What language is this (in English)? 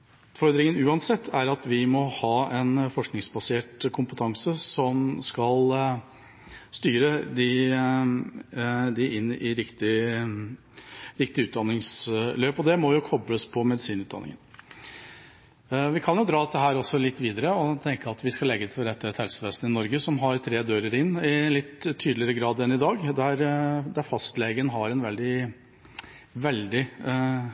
Norwegian Bokmål